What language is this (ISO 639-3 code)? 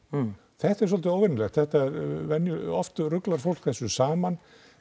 isl